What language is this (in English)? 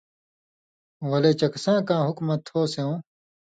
Indus Kohistani